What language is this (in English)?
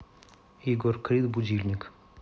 Russian